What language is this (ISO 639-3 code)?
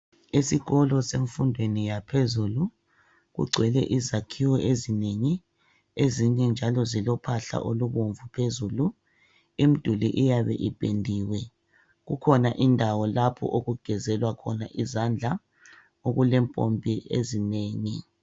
nde